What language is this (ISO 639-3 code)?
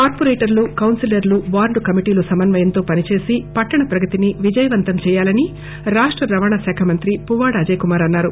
tel